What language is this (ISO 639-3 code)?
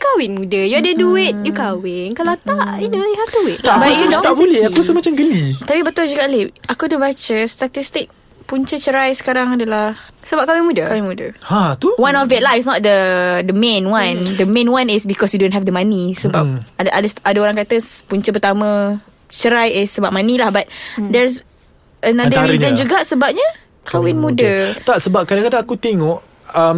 msa